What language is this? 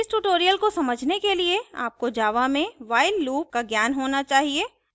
Hindi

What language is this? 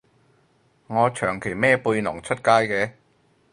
Cantonese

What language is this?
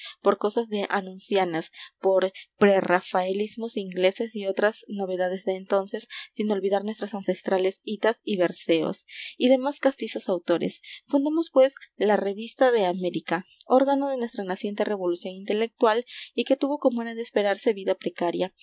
Spanish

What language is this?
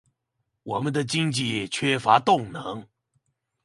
Chinese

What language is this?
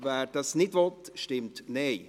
Swiss German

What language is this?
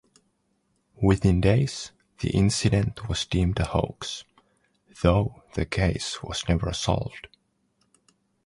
English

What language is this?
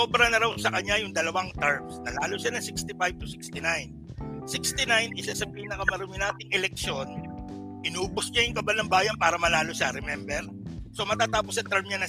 Filipino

